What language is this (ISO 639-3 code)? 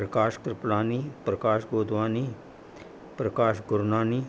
snd